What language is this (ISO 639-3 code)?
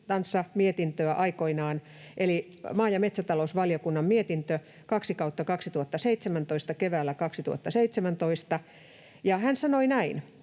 fin